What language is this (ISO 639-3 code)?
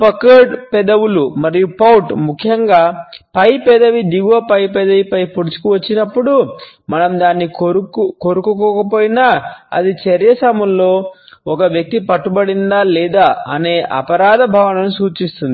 tel